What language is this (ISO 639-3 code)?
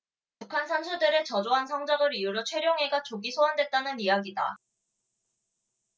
kor